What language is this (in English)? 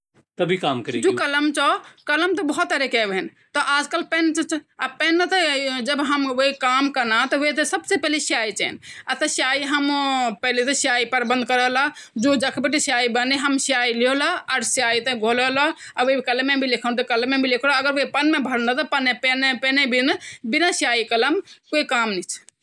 Garhwali